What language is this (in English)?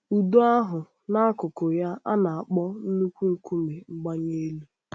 Igbo